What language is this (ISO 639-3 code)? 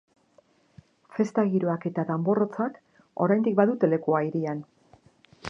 eus